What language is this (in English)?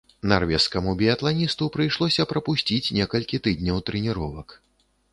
Belarusian